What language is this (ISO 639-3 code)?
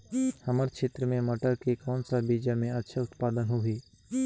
hne